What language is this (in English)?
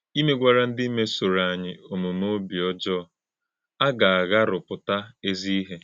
Igbo